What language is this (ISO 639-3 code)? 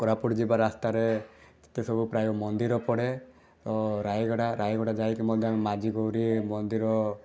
ori